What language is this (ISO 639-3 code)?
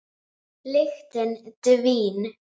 isl